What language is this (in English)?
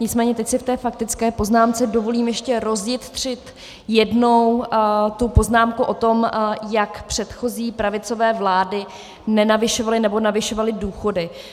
Czech